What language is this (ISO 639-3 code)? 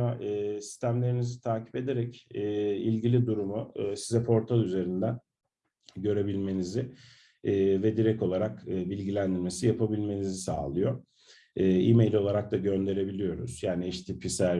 tur